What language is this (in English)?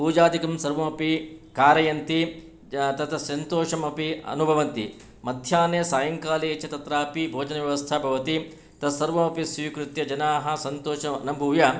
Sanskrit